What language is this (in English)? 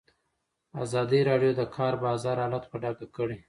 Pashto